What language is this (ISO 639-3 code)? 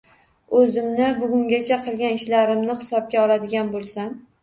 uzb